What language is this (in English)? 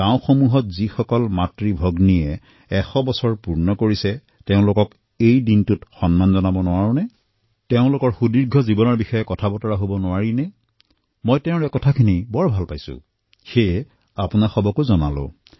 Assamese